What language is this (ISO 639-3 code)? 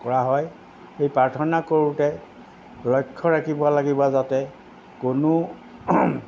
asm